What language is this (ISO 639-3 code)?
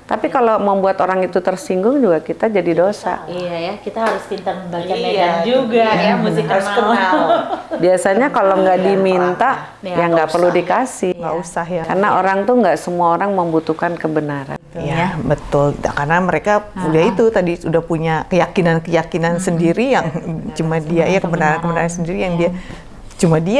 ind